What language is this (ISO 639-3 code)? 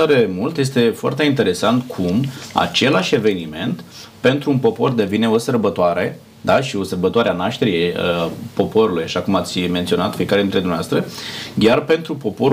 ron